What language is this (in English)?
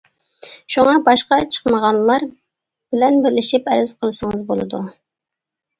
Uyghur